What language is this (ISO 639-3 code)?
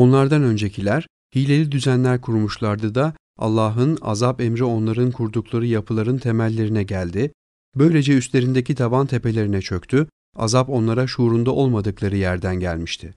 tur